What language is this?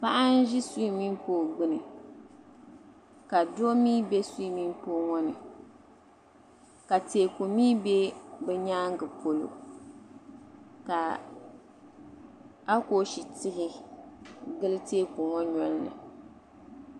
Dagbani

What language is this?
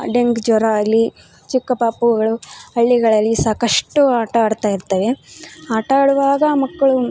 Kannada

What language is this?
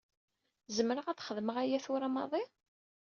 Kabyle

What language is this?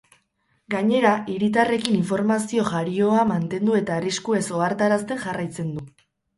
Basque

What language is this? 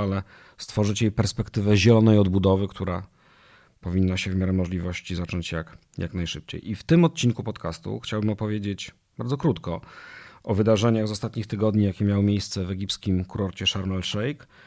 Polish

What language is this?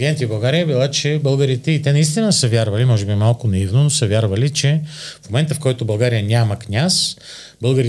Bulgarian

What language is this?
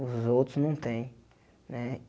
Portuguese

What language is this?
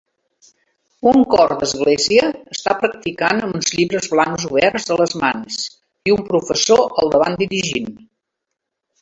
Catalan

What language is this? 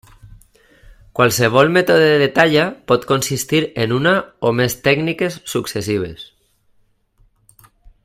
Catalan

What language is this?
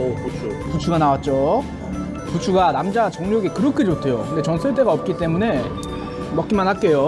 Korean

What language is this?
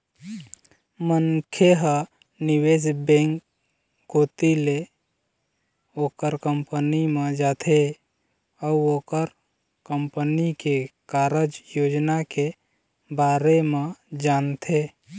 Chhattisgarhi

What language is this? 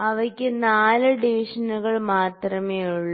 Malayalam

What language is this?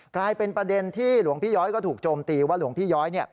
Thai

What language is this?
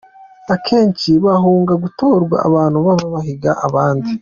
Kinyarwanda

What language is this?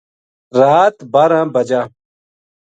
Gujari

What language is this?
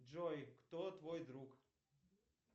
Russian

